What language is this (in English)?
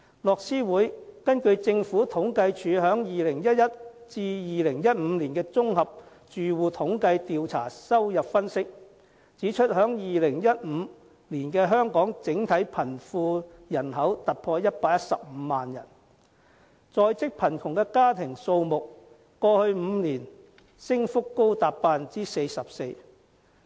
Cantonese